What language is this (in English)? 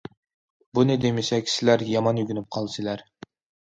Uyghur